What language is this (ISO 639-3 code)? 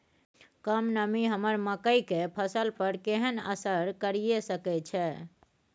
mai